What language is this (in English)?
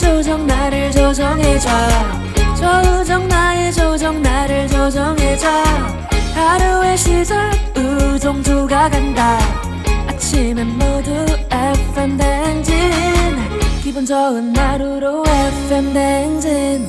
Korean